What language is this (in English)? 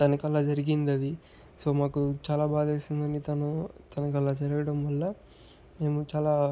Telugu